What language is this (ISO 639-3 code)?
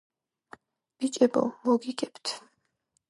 kat